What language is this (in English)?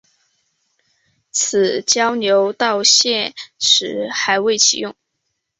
Chinese